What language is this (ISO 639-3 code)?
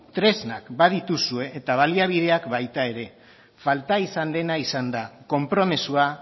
eus